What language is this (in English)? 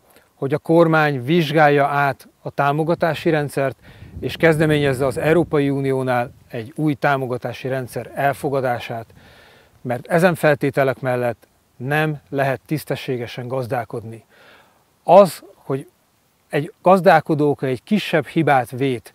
Hungarian